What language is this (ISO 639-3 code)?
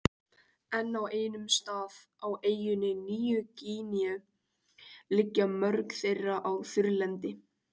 isl